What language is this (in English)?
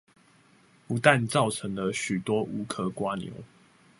Chinese